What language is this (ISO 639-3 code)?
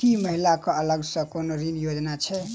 mai